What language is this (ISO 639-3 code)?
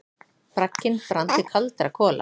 isl